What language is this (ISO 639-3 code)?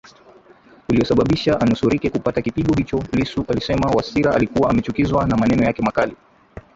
swa